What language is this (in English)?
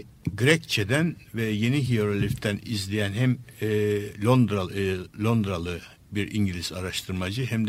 Turkish